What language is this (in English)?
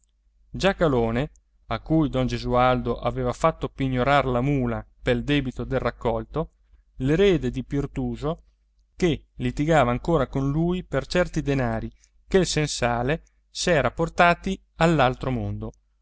Italian